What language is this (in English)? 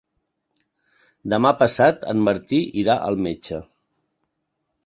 Catalan